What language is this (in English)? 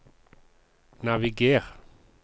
Norwegian